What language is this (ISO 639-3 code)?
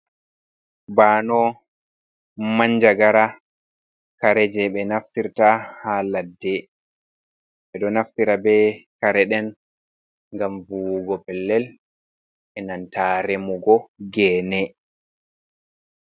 ful